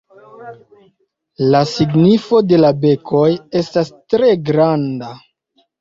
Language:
Esperanto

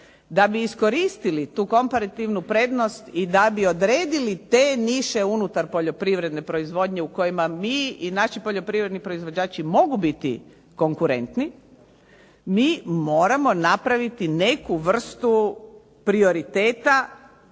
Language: Croatian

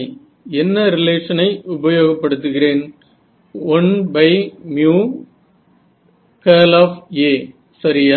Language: Tamil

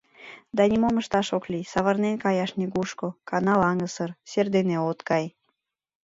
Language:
Mari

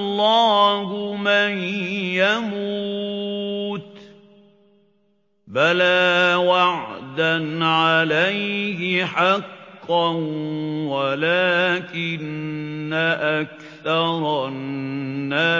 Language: Arabic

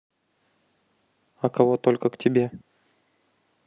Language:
Russian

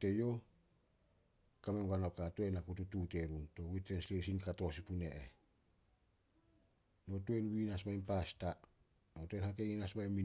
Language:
Solos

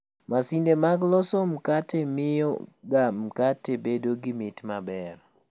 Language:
Luo (Kenya and Tanzania)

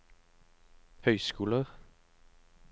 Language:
Norwegian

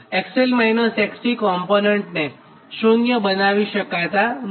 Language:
Gujarati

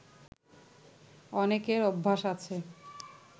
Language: Bangla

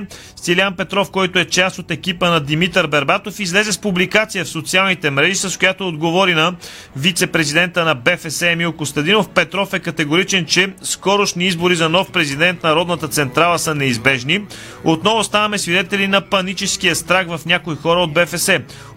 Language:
Bulgarian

